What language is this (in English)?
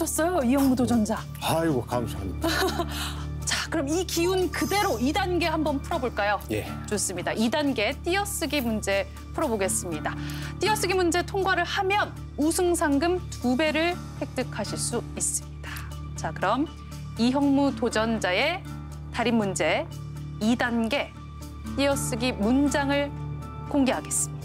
Korean